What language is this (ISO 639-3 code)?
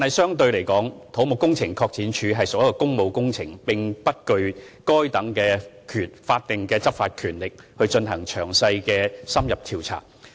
yue